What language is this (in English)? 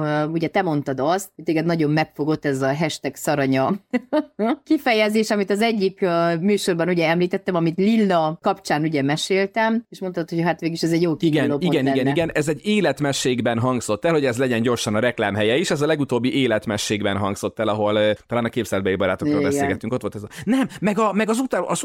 Hungarian